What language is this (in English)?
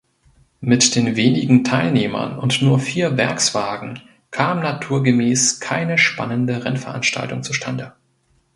German